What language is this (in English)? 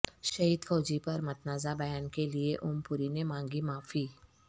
Urdu